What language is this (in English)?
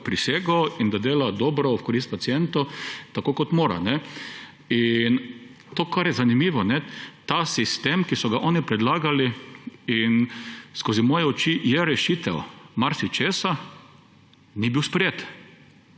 Slovenian